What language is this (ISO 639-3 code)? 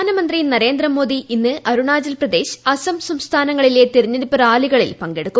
mal